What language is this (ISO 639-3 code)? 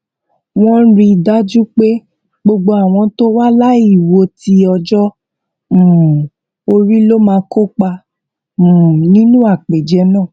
yor